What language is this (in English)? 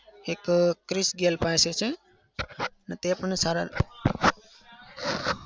Gujarati